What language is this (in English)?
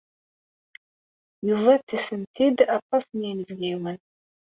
Kabyle